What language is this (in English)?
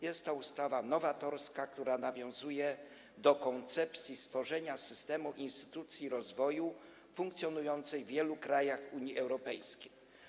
Polish